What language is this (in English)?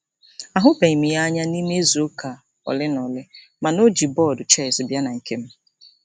Igbo